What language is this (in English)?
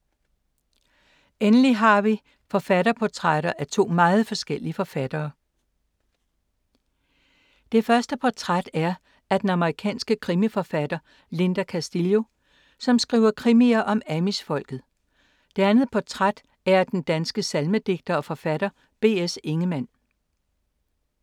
Danish